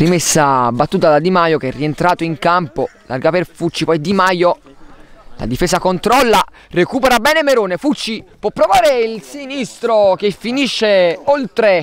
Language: Italian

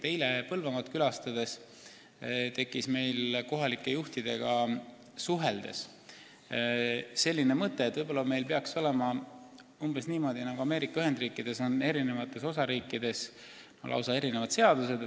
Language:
Estonian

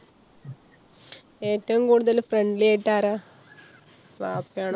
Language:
Malayalam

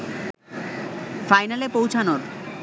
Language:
Bangla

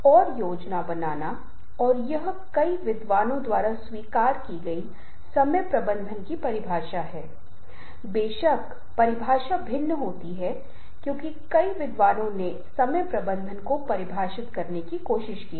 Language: Hindi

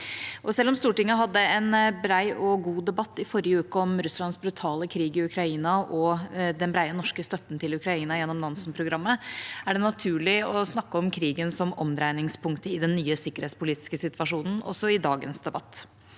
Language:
Norwegian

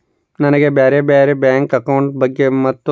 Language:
Kannada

